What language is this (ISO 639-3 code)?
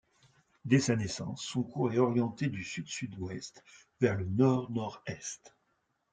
fra